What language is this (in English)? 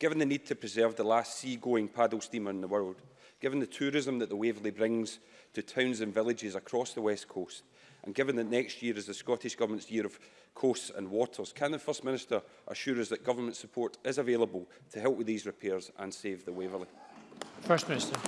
English